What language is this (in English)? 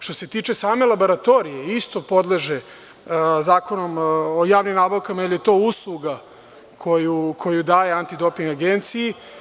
Serbian